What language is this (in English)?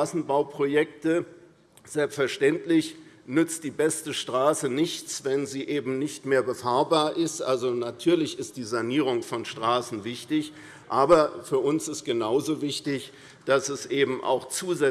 German